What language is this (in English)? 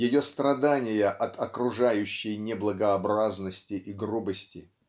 Russian